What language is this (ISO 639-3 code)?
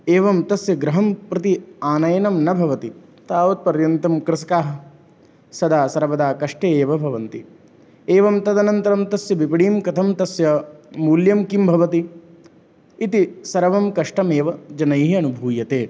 san